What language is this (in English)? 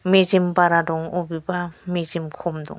Bodo